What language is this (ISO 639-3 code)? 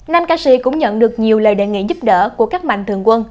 vie